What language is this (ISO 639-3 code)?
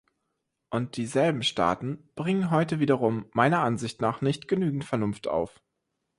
deu